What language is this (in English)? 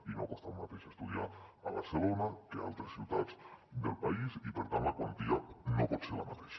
Catalan